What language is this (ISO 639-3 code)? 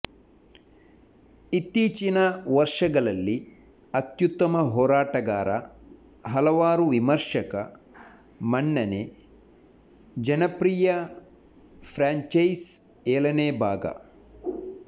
kan